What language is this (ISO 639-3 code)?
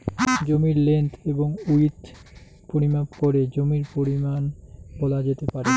ben